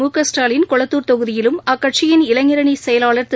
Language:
Tamil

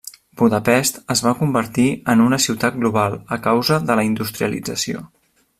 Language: Catalan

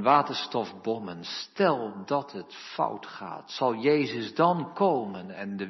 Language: Dutch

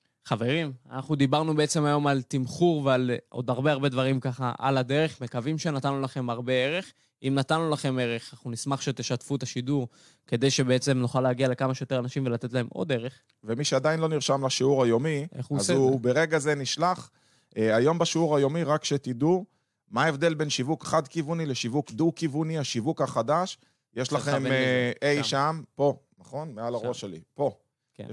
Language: Hebrew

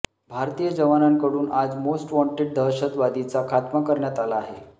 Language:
Marathi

